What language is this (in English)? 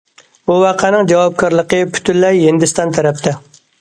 Uyghur